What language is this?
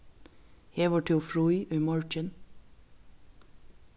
Faroese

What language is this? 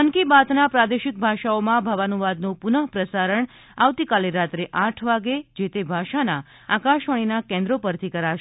Gujarati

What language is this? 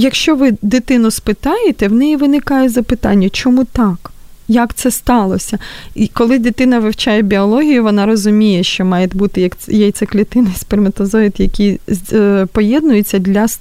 Ukrainian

